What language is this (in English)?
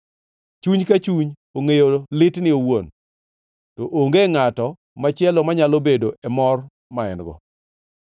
Luo (Kenya and Tanzania)